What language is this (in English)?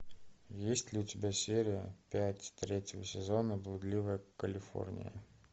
Russian